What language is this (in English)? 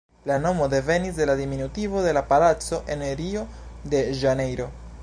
Esperanto